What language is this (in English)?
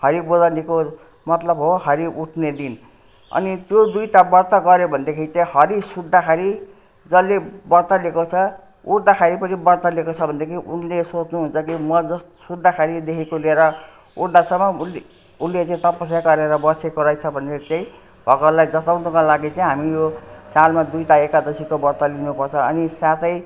Nepali